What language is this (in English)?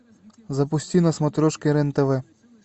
Russian